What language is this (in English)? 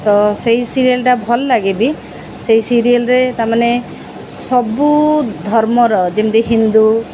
Odia